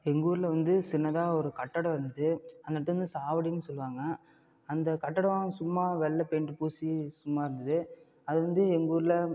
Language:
Tamil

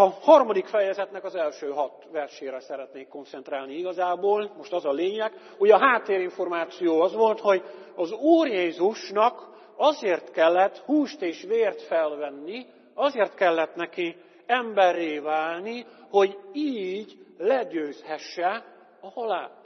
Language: Hungarian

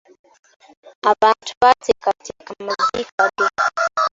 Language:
Ganda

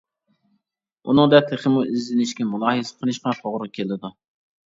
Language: Uyghur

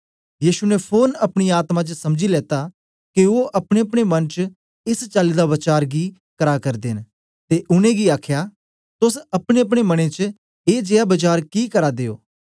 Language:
Dogri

